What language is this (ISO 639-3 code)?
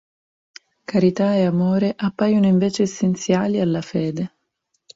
ita